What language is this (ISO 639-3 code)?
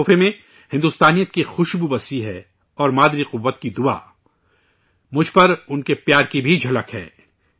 urd